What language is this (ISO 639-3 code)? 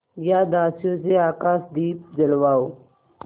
hin